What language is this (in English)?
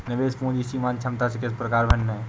Hindi